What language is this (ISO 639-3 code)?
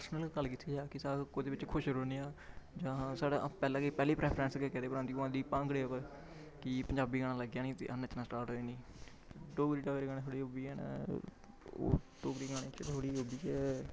doi